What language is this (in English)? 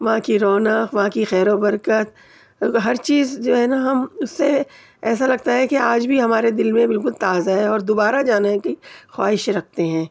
Urdu